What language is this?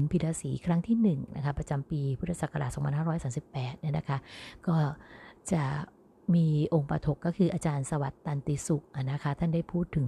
Thai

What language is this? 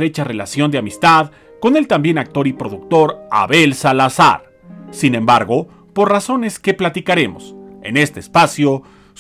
Spanish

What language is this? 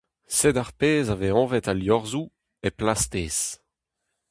Breton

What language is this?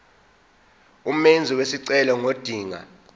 Zulu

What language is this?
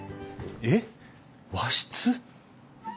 Japanese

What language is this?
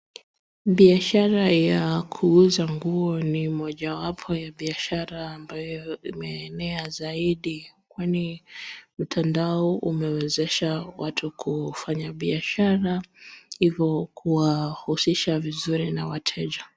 Swahili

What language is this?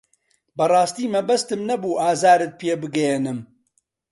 Central Kurdish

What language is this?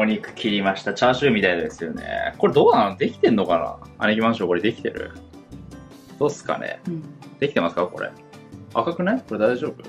Japanese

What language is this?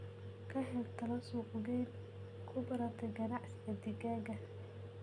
Somali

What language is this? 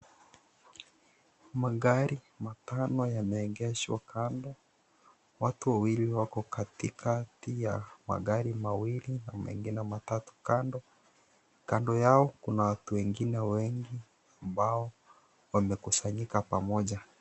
Swahili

